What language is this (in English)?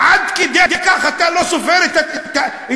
Hebrew